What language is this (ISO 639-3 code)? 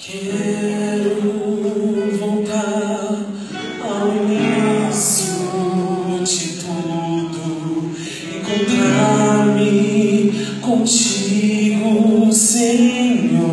ell